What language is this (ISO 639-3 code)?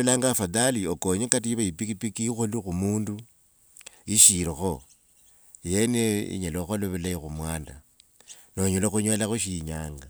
lwg